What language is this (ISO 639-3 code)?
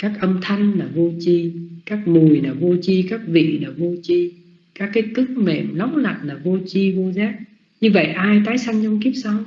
vie